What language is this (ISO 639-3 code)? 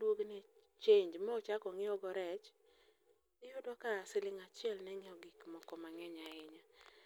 luo